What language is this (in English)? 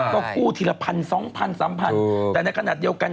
Thai